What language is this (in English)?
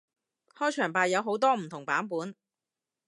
Cantonese